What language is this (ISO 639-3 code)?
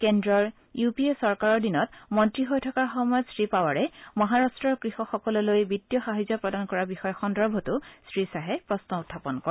asm